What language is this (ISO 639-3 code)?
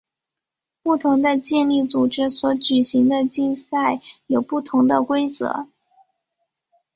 zho